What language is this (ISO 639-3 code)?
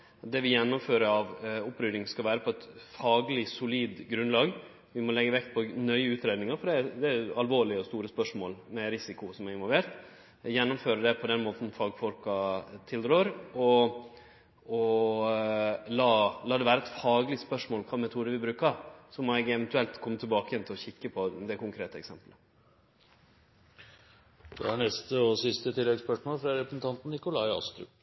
nor